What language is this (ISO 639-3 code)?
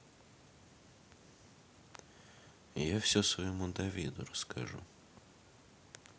rus